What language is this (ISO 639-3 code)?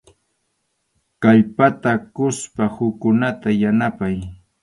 qxu